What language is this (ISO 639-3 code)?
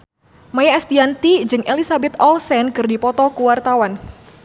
sun